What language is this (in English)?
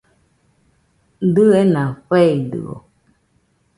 Nüpode Huitoto